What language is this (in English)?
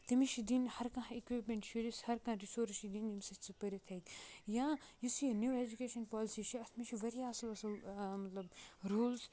Kashmiri